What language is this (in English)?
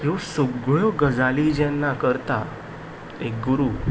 Konkani